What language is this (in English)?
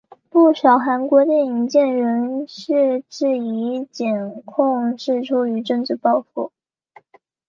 Chinese